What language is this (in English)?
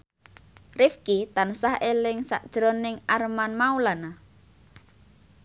Javanese